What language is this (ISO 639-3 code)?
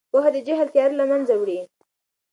pus